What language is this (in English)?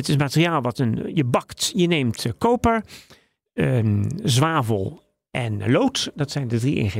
Dutch